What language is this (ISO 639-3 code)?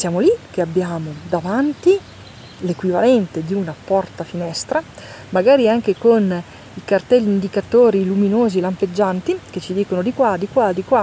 ita